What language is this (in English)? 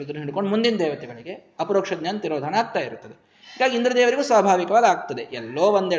Kannada